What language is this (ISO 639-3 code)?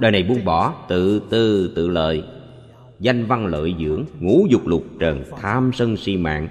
vie